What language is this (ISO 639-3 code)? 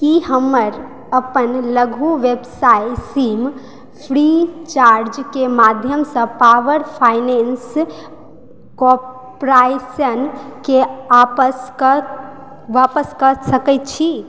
mai